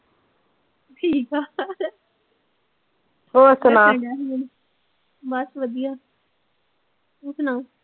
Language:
Punjabi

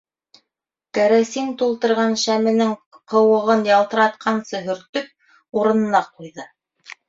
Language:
Bashkir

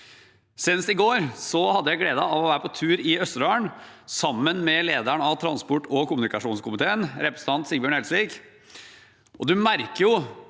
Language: Norwegian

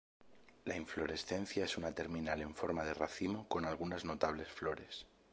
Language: Spanish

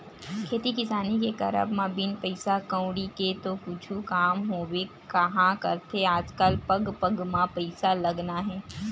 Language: Chhattisgarhi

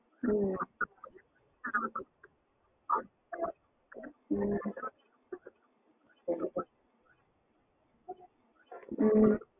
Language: Tamil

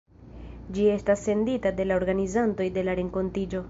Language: Esperanto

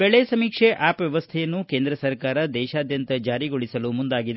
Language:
Kannada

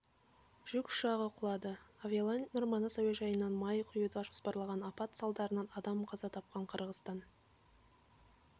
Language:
Kazakh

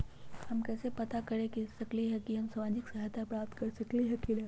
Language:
Magahi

